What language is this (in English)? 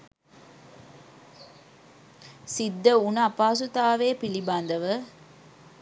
Sinhala